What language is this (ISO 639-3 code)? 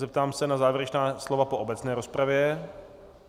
ces